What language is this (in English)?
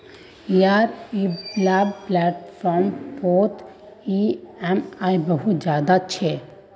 Magahi